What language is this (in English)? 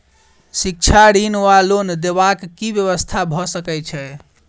Maithili